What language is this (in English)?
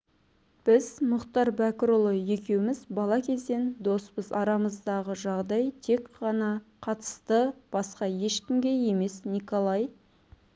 Kazakh